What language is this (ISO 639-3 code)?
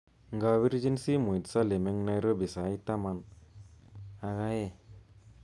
kln